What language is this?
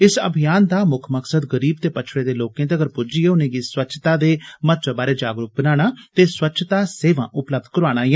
Dogri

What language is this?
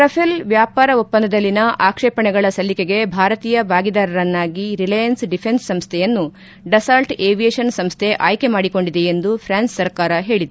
Kannada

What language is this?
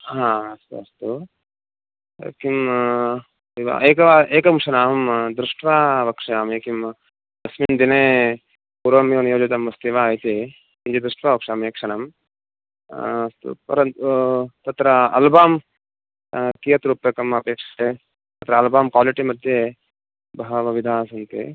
Sanskrit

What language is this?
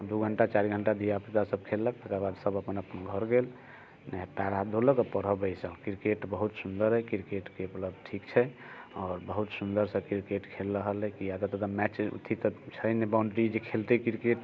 Maithili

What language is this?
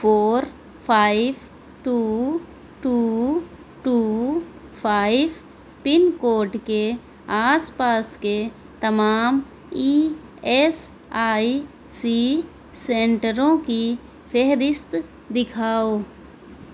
Urdu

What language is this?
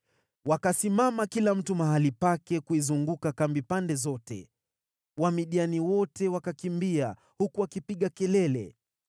Swahili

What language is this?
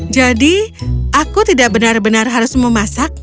Indonesian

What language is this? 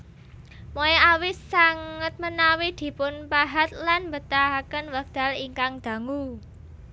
Javanese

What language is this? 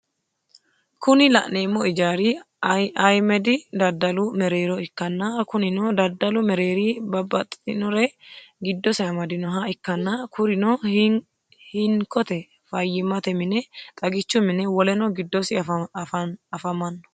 Sidamo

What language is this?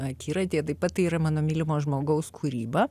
Lithuanian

